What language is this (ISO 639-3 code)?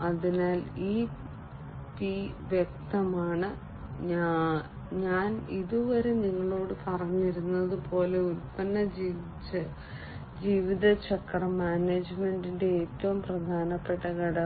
mal